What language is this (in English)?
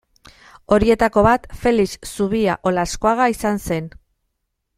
Basque